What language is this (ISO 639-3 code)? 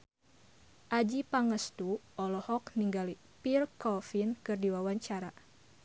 sun